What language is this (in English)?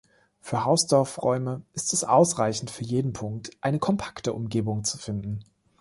German